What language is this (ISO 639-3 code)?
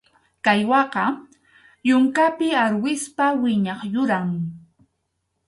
qxu